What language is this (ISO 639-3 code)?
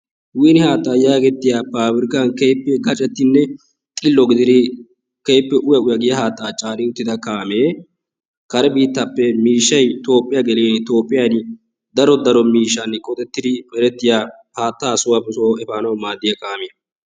wal